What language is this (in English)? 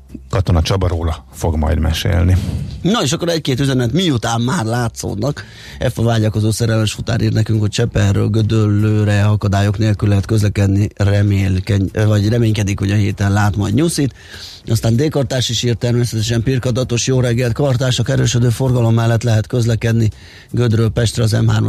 Hungarian